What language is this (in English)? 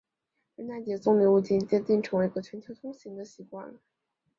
Chinese